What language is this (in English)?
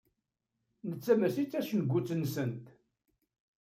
Kabyle